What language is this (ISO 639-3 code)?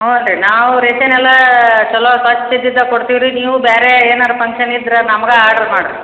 kan